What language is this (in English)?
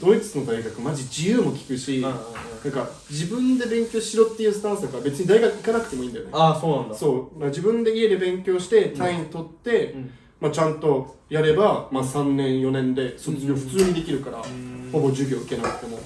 Japanese